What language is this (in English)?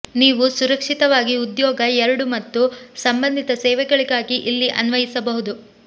Kannada